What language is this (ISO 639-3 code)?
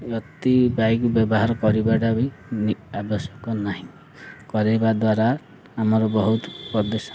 ori